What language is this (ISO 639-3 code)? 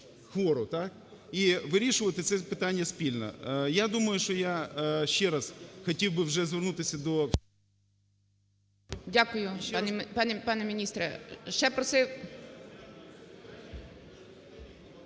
ukr